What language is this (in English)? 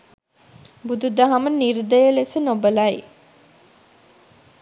Sinhala